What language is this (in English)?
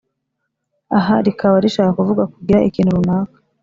Kinyarwanda